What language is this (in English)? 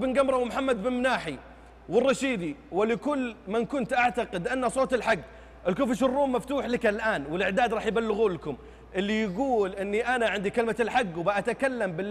Arabic